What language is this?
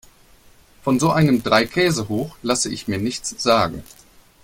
German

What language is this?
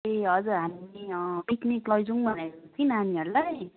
Nepali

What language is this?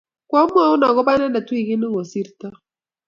Kalenjin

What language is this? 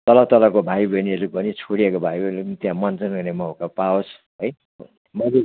Nepali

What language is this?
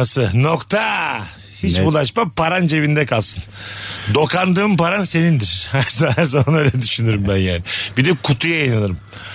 Turkish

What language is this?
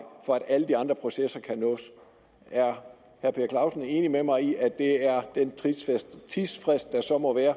Danish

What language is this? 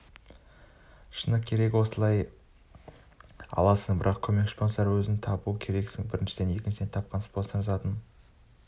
Kazakh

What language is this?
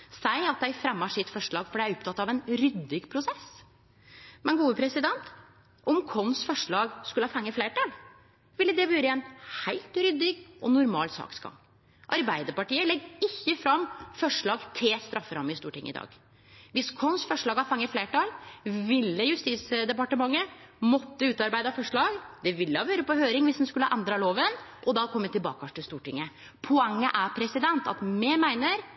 Norwegian Nynorsk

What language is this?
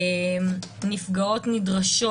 Hebrew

